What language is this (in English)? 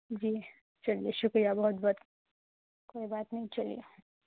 Urdu